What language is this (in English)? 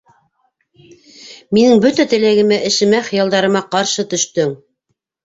Bashkir